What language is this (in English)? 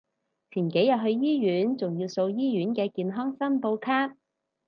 Cantonese